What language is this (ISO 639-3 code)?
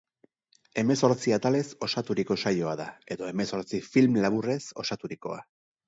eus